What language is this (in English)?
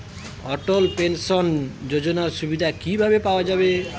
Bangla